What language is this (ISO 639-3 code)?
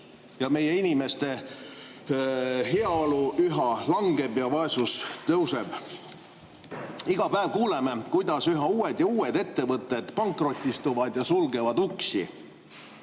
est